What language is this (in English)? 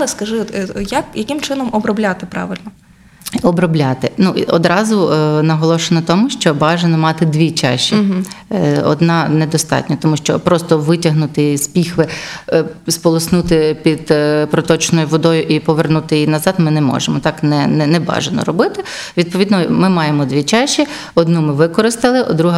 Ukrainian